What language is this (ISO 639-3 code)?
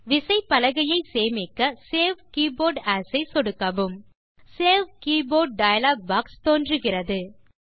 tam